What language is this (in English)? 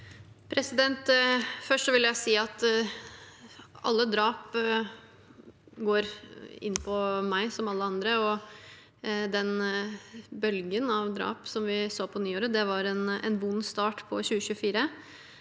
Norwegian